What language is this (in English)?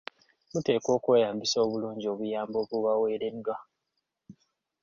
Ganda